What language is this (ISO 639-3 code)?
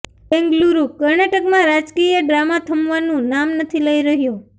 guj